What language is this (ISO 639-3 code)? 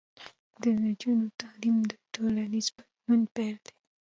pus